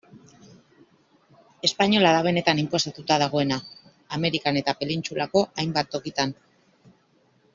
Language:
Basque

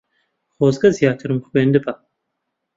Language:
Central Kurdish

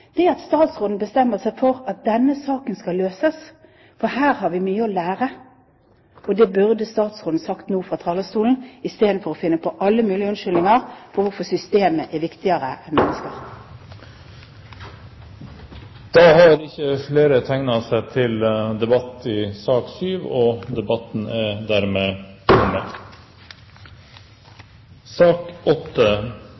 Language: Norwegian Bokmål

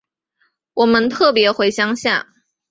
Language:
Chinese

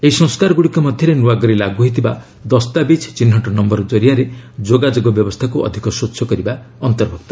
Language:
Odia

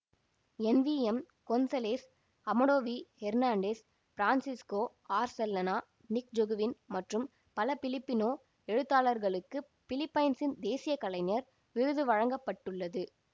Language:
Tamil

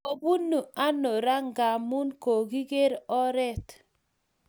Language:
Kalenjin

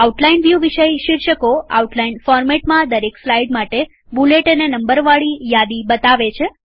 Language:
Gujarati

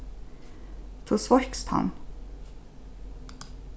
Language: Faroese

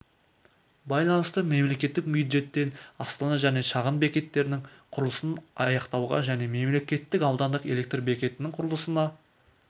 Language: Kazakh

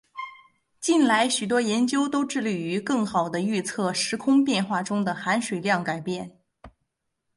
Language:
Chinese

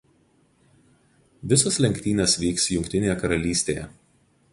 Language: Lithuanian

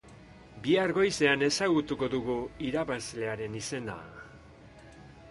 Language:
Basque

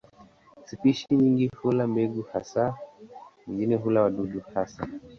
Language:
Swahili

